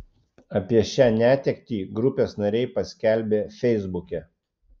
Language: Lithuanian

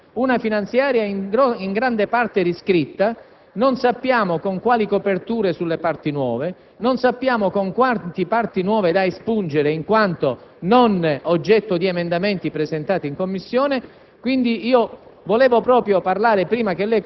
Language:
Italian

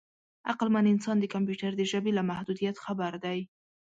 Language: Pashto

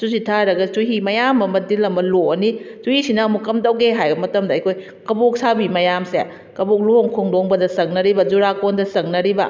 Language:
Manipuri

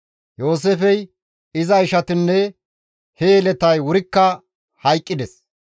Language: Gamo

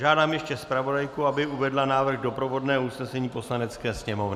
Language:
Czech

